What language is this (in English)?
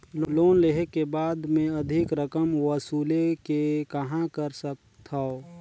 Chhattisgarhi